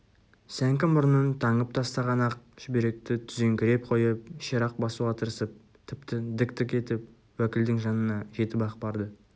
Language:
Kazakh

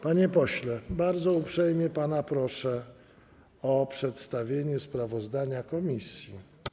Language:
Polish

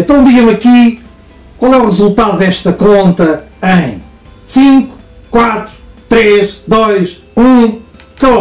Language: Portuguese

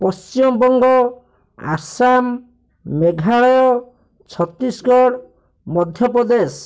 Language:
Odia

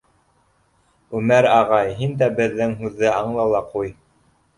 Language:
Bashkir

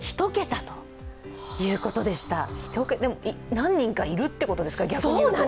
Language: Japanese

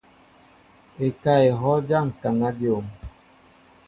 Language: Mbo (Cameroon)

